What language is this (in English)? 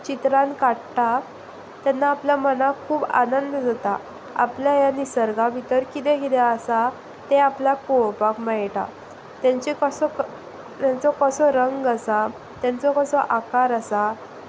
Konkani